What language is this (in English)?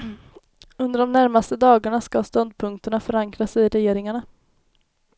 Swedish